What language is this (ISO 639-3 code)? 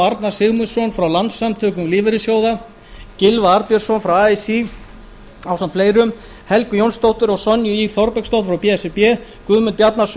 isl